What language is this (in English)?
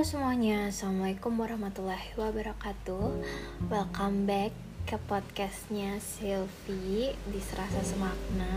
Indonesian